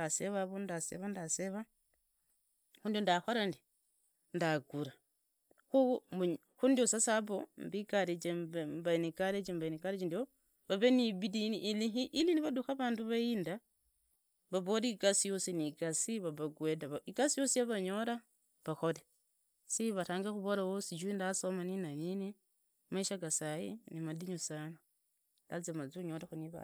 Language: Idakho-Isukha-Tiriki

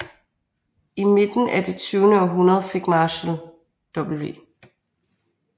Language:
Danish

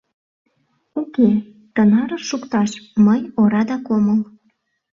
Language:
Mari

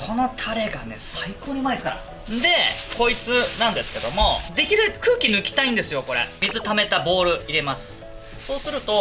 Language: Japanese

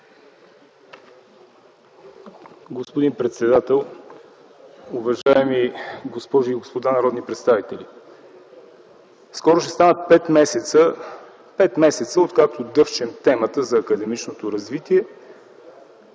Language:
Bulgarian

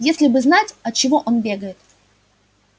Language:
Russian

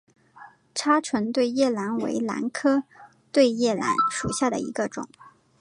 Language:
Chinese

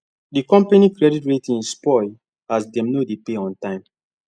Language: Nigerian Pidgin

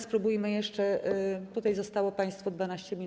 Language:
Polish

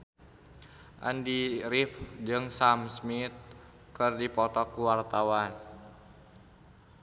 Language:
Sundanese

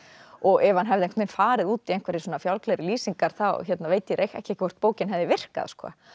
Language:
Icelandic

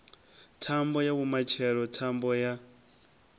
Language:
Venda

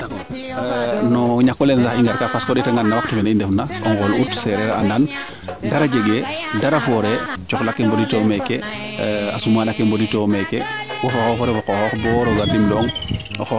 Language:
Serer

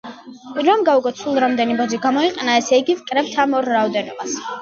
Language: Georgian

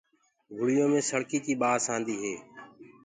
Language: Gurgula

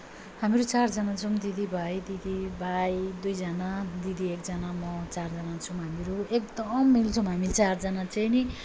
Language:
Nepali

